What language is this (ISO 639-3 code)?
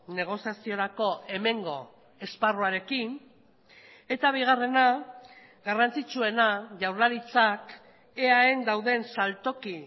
eus